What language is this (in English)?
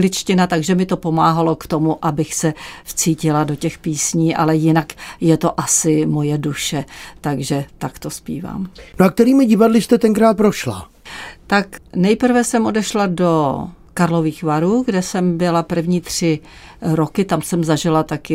Czech